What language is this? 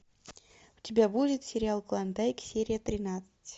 Russian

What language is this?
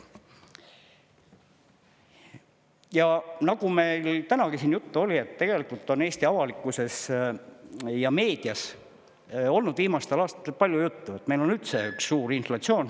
Estonian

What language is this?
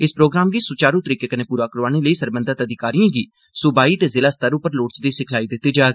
Dogri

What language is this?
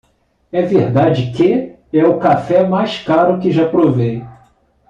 Portuguese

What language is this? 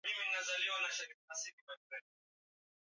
Swahili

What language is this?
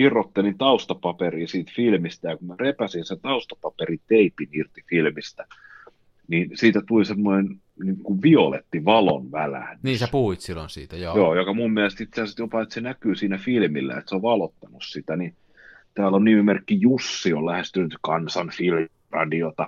Finnish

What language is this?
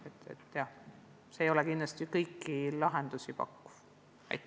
Estonian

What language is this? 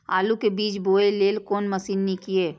Maithili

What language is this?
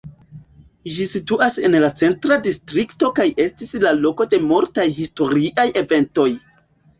Esperanto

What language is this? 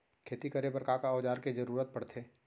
Chhattisgarhi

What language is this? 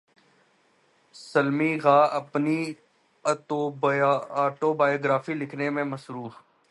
Urdu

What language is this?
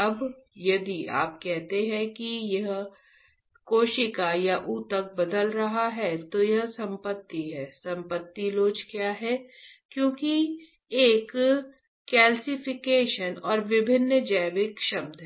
Hindi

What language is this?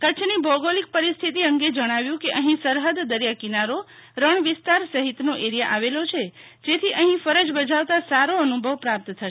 Gujarati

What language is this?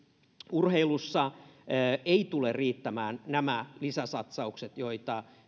Finnish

